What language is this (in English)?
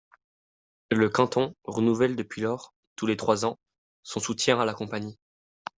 French